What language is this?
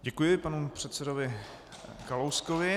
Czech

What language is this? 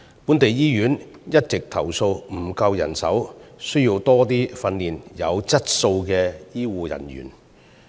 Cantonese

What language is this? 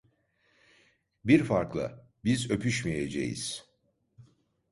Turkish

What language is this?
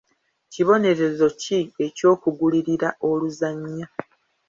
Ganda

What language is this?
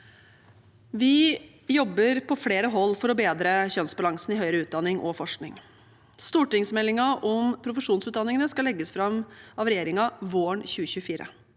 Norwegian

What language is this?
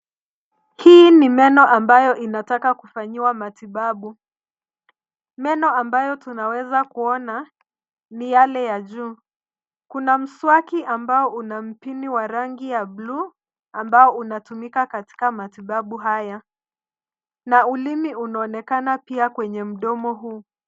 Swahili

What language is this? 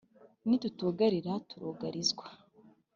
Kinyarwanda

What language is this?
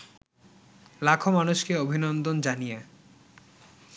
Bangla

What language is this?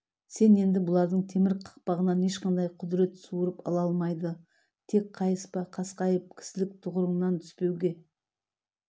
Kazakh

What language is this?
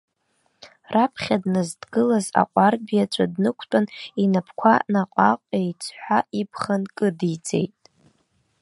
Abkhazian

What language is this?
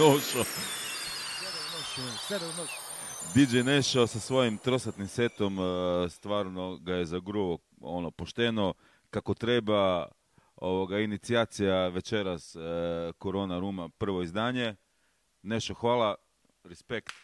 Croatian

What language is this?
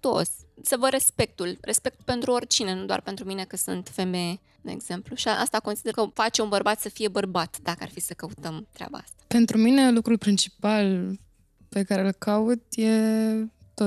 Romanian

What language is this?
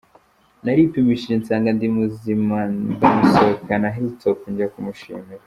Kinyarwanda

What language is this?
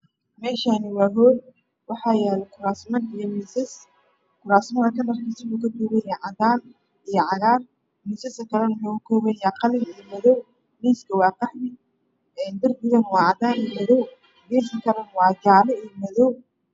Somali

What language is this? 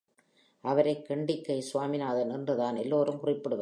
Tamil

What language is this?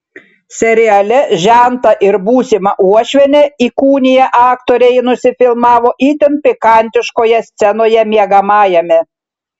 Lithuanian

